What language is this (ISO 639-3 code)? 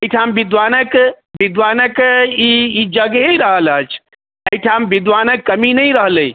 mai